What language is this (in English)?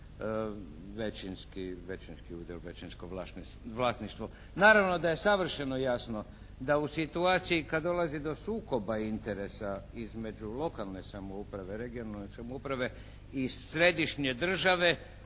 Croatian